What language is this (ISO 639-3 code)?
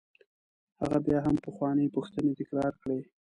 pus